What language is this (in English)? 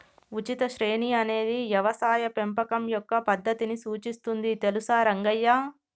Telugu